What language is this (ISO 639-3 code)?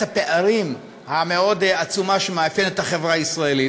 heb